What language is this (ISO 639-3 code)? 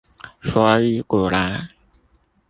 zho